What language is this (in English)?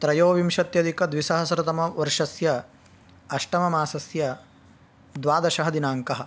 Sanskrit